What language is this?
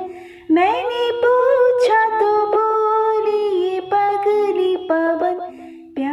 Hindi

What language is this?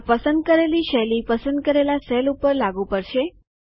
Gujarati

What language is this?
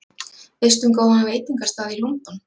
Icelandic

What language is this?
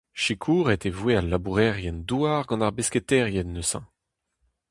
Breton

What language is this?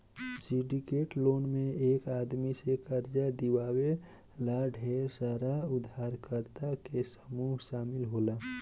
Bhojpuri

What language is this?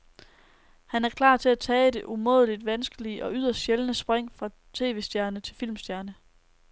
Danish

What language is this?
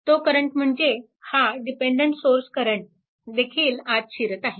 Marathi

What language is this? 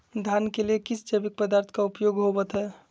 Magahi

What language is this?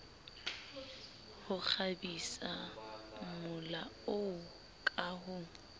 Southern Sotho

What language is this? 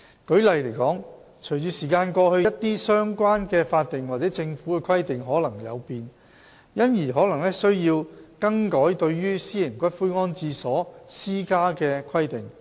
Cantonese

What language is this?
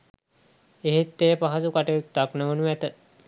Sinhala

